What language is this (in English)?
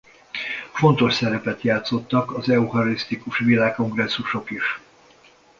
Hungarian